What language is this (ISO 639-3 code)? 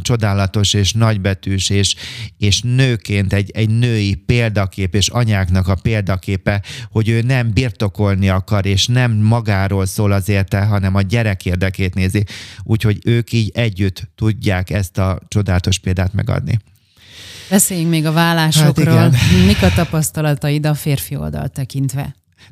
hun